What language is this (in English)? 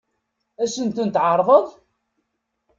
Kabyle